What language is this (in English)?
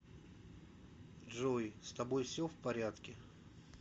Russian